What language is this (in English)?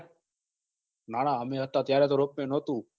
Gujarati